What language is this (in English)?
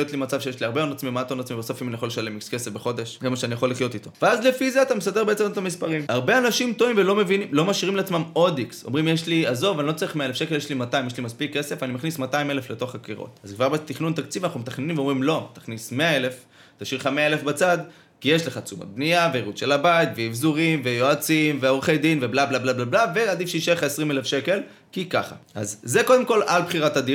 Hebrew